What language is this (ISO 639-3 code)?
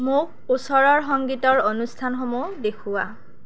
asm